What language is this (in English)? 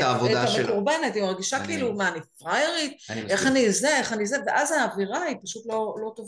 Hebrew